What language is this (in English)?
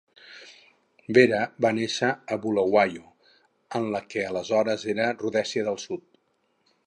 Catalan